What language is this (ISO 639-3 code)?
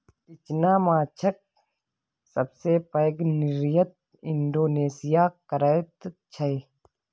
mai